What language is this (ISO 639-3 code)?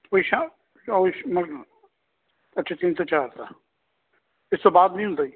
pan